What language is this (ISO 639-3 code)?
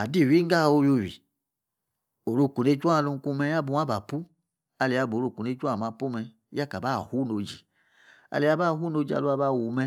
ekr